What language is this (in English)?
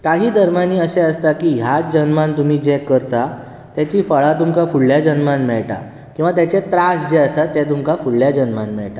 Konkani